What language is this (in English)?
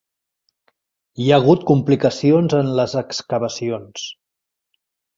Catalan